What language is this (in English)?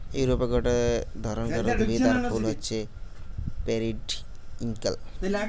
Bangla